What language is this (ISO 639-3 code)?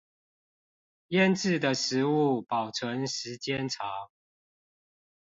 zho